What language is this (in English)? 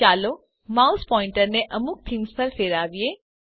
Gujarati